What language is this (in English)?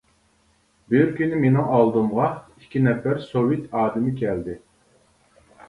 Uyghur